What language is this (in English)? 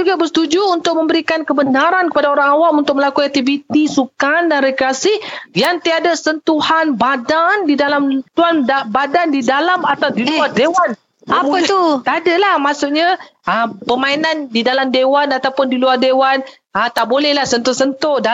Malay